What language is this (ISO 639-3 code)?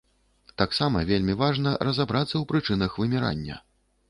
bel